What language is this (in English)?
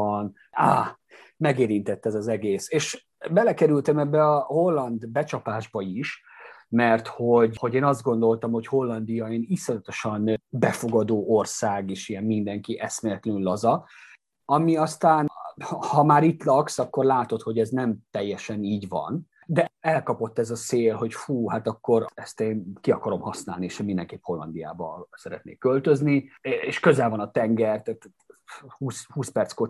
Hungarian